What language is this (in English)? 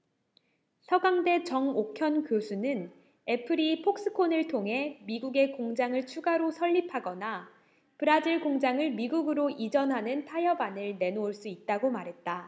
Korean